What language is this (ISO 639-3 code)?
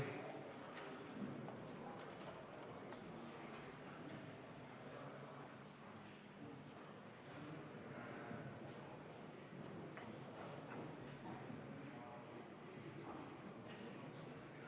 est